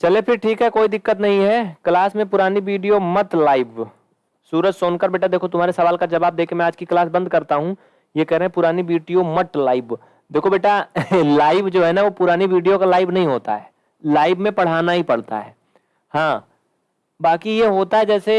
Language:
Hindi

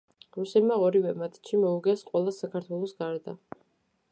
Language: Georgian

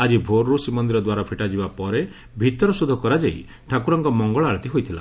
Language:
Odia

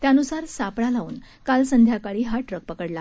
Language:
Marathi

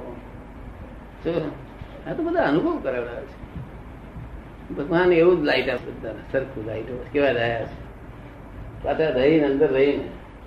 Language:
Gujarati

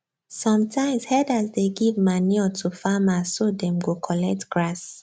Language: Nigerian Pidgin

